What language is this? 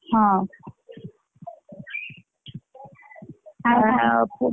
Odia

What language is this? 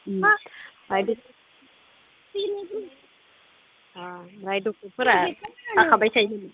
Bodo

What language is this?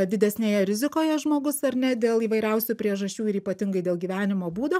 Lithuanian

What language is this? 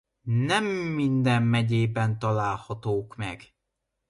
Hungarian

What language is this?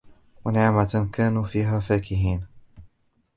Arabic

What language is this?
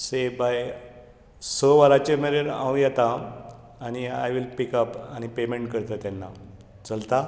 Konkani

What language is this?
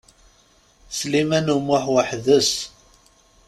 Kabyle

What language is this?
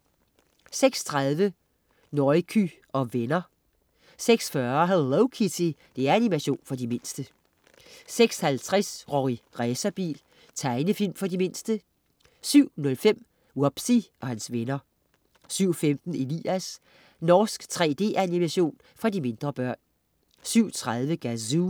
Danish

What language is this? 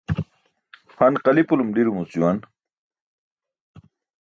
Burushaski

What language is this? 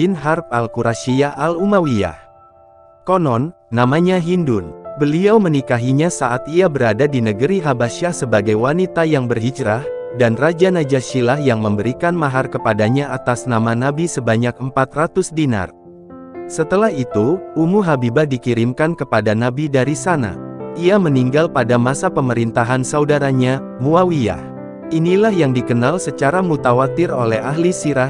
Indonesian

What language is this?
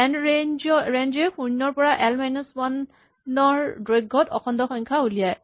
Assamese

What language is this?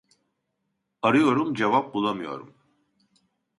Turkish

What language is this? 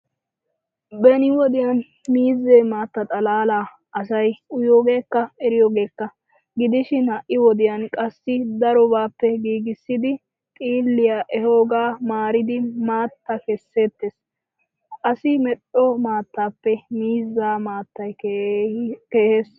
Wolaytta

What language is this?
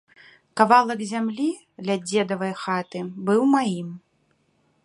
Belarusian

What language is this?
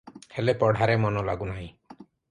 Odia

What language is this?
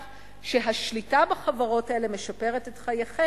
Hebrew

